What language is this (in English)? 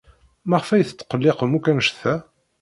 Kabyle